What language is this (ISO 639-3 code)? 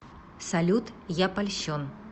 rus